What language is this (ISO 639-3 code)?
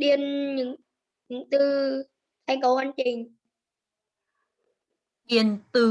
vie